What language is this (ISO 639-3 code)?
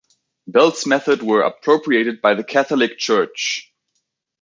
eng